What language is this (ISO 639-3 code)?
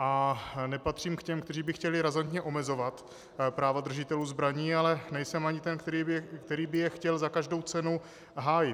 ces